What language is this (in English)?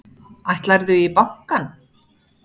Icelandic